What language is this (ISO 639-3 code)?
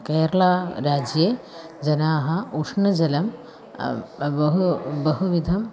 san